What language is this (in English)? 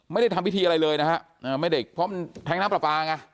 Thai